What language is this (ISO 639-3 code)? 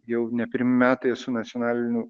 lit